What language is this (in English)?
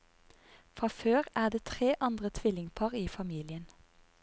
Norwegian